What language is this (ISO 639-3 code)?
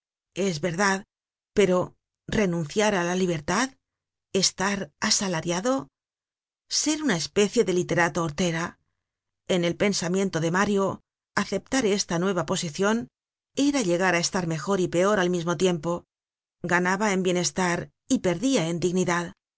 spa